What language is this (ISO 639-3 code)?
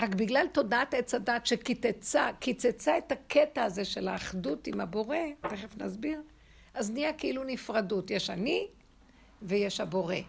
heb